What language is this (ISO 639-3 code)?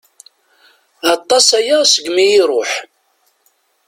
kab